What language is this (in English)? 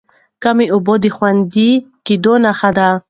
Pashto